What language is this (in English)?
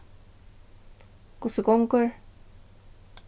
Faroese